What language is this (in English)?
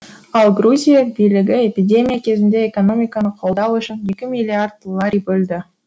Kazakh